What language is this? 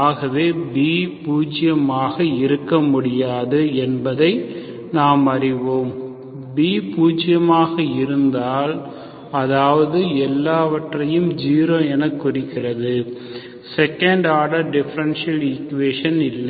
Tamil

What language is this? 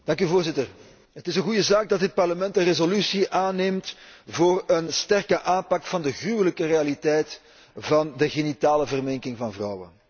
Dutch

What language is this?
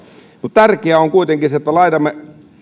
Finnish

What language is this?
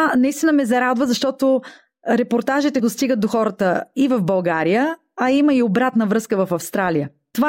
Bulgarian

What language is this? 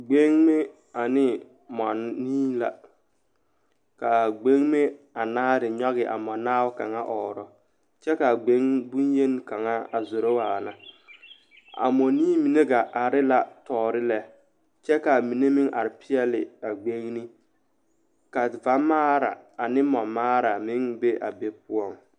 Southern Dagaare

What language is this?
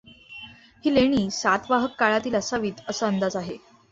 Marathi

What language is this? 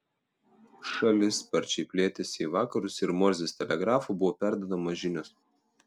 Lithuanian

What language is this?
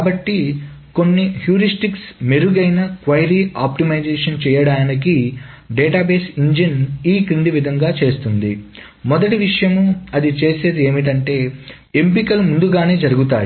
Telugu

